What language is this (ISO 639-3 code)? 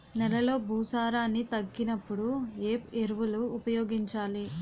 tel